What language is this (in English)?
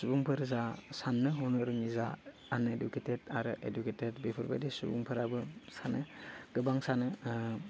Bodo